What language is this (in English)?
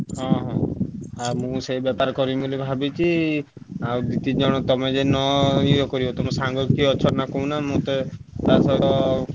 Odia